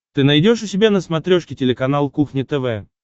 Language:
Russian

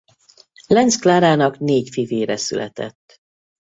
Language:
Hungarian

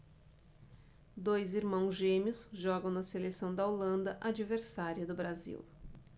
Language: Portuguese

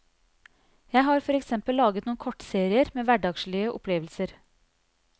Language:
Norwegian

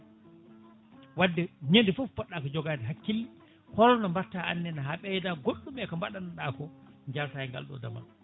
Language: Fula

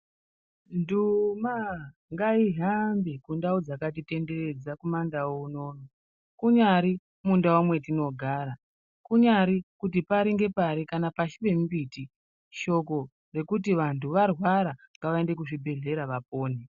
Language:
Ndau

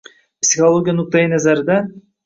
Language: Uzbek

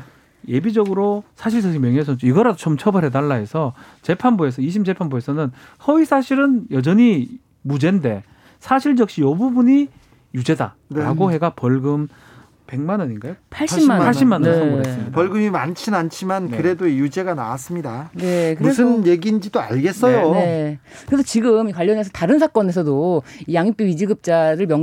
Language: Korean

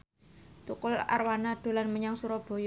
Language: Javanese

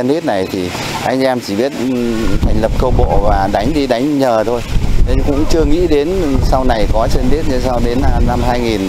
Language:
Vietnamese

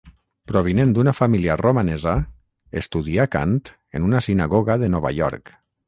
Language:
Catalan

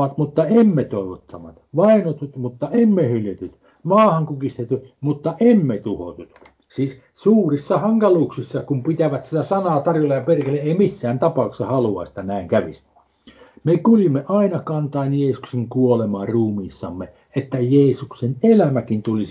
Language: Finnish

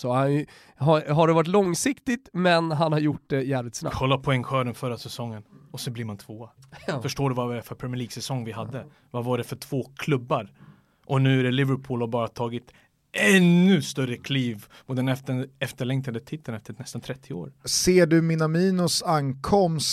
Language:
Swedish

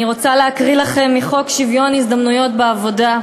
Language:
Hebrew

